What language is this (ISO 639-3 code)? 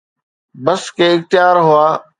snd